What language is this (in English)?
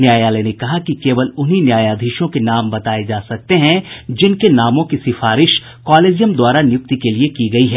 Hindi